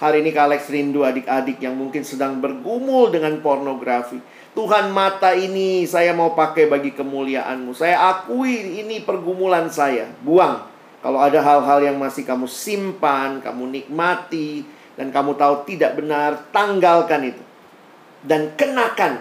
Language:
Indonesian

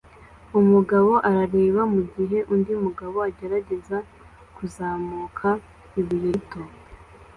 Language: Kinyarwanda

